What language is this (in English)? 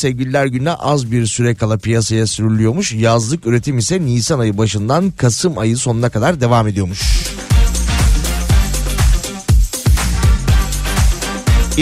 Turkish